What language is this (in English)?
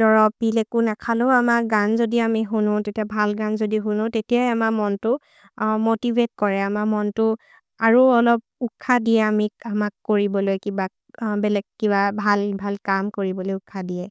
Maria (India)